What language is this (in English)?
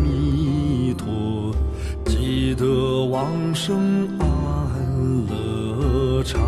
Chinese